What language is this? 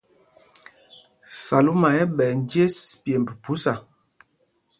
Mpumpong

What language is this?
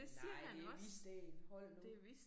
Danish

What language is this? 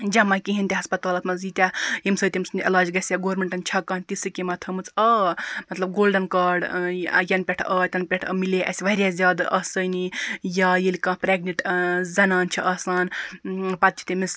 Kashmiri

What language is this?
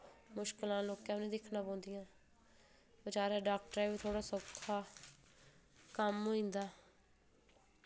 Dogri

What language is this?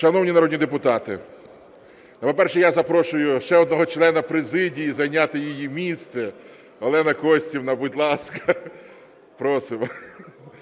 Ukrainian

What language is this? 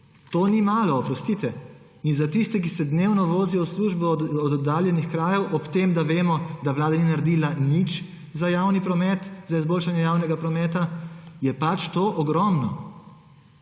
Slovenian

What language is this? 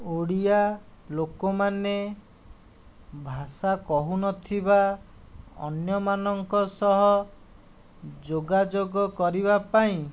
Odia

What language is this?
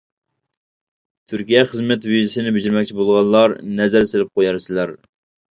Uyghur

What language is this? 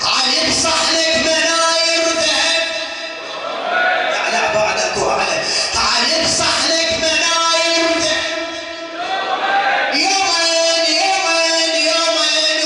Arabic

